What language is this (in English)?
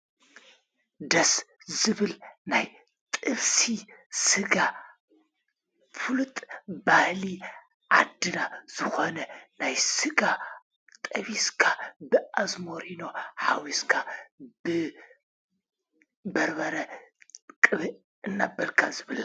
Tigrinya